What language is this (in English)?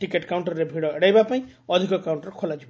Odia